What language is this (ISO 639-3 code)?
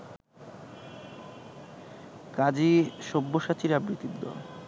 ben